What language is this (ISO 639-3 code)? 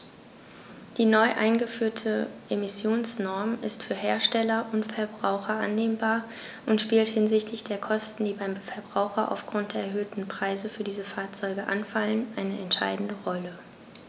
deu